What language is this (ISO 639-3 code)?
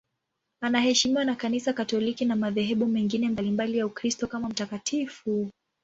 swa